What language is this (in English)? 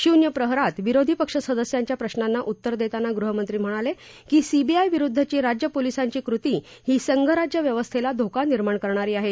Marathi